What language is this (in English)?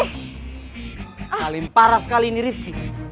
Indonesian